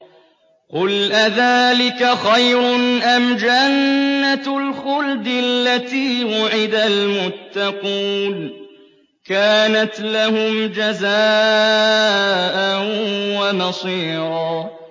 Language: Arabic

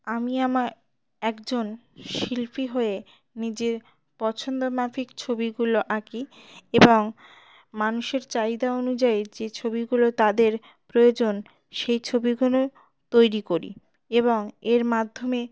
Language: Bangla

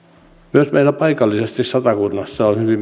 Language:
Finnish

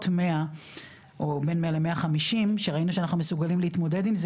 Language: Hebrew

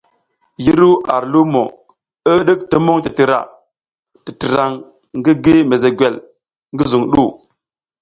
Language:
South Giziga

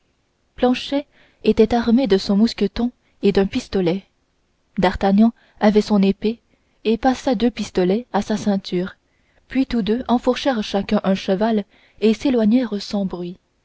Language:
French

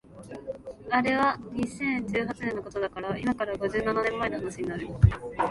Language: Japanese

